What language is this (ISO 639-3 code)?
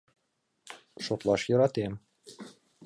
chm